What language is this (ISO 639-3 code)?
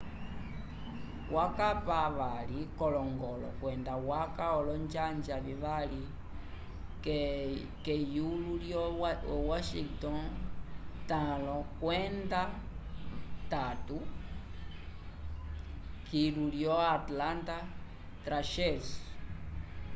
umb